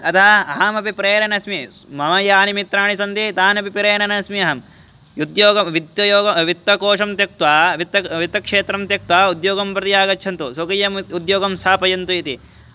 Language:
Sanskrit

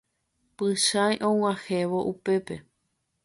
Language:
Guarani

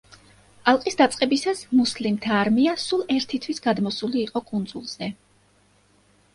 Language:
Georgian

